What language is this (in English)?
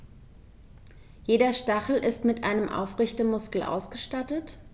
German